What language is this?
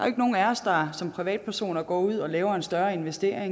Danish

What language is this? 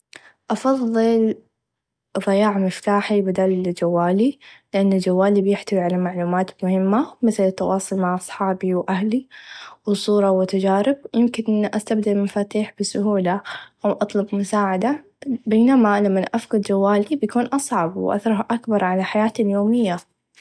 Najdi Arabic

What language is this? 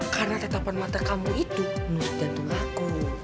Indonesian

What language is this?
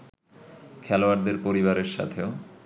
Bangla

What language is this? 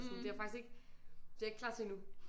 Danish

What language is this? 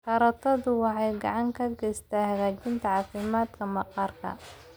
Somali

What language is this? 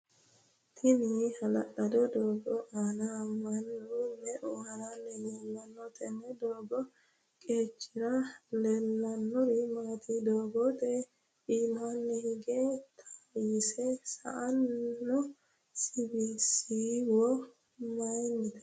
Sidamo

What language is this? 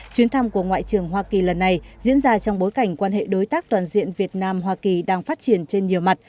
Vietnamese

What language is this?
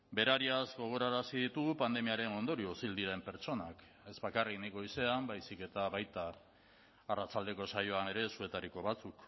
Basque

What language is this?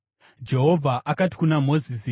Shona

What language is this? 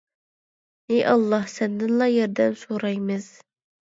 Uyghur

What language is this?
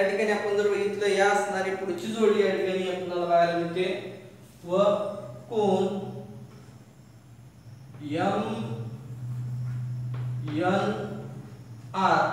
Hindi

